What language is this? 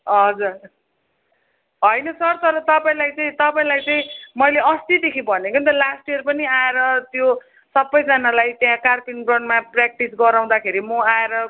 Nepali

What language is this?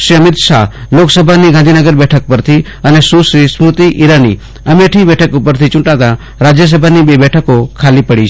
Gujarati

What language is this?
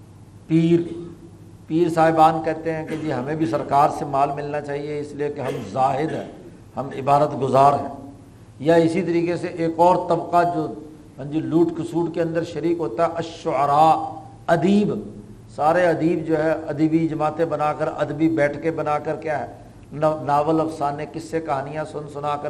Urdu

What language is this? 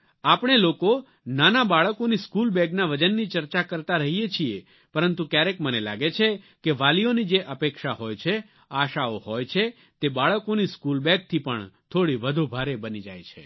Gujarati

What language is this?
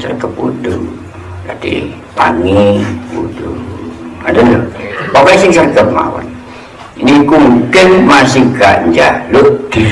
Indonesian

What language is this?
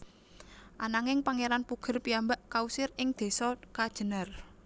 Javanese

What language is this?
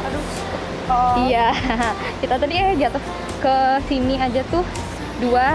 Indonesian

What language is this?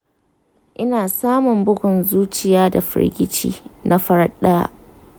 Hausa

